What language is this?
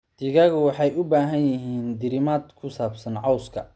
Somali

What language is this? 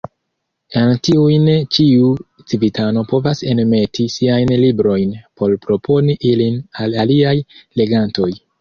Esperanto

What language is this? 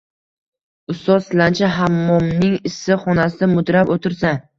Uzbek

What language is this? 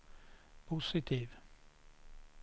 Swedish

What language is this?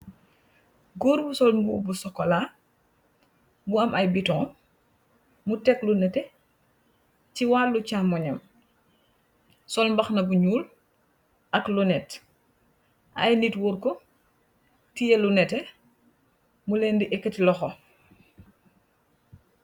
Wolof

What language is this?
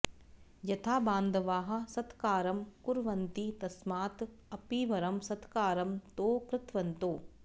Sanskrit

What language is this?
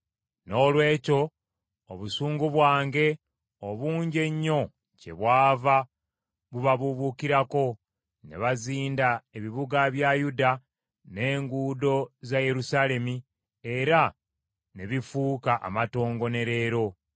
Ganda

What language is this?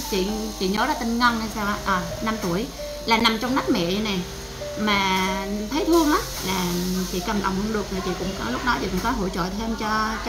Vietnamese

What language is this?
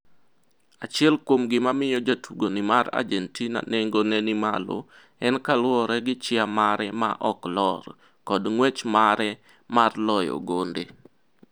Luo (Kenya and Tanzania)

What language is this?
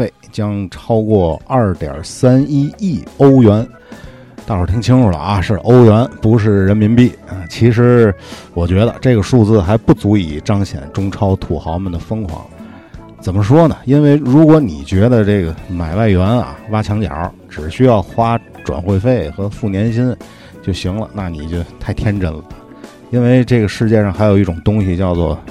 Chinese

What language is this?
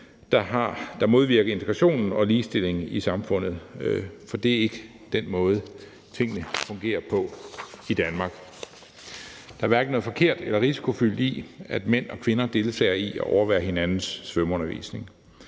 Danish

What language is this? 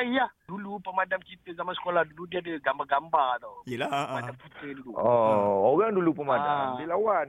Malay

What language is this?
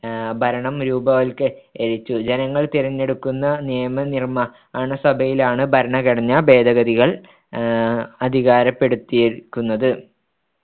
Malayalam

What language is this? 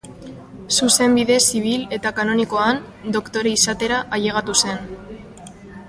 Basque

